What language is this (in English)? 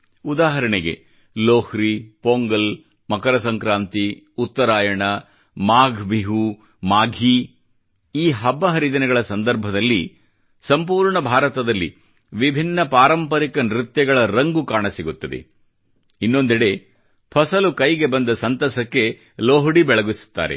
Kannada